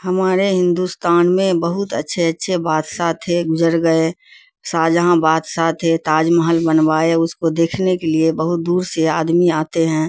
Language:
Urdu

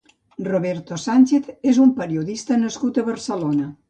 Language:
Catalan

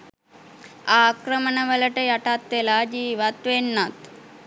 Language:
Sinhala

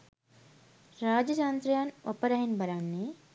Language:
Sinhala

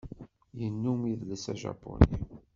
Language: Kabyle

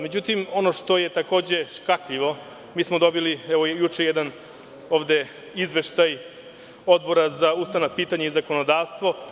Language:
Serbian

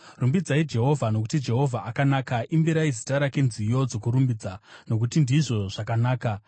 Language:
Shona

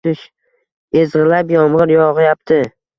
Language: Uzbek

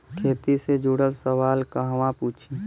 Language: Bhojpuri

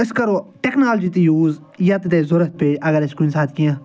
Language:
Kashmiri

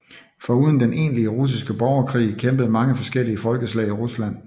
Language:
Danish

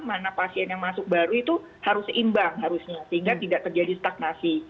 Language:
Indonesian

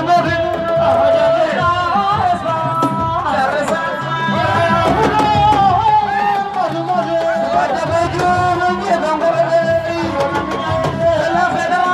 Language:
Arabic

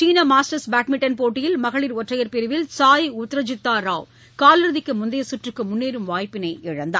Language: Tamil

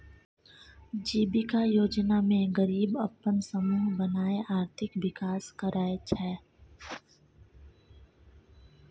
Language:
Maithili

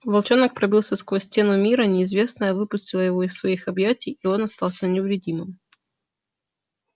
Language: Russian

